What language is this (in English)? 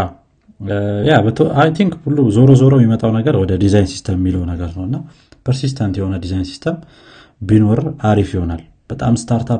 Amharic